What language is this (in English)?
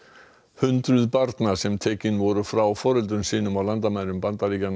Icelandic